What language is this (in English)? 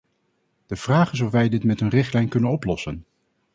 Dutch